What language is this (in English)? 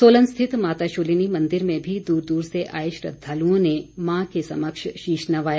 Hindi